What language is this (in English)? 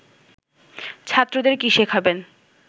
Bangla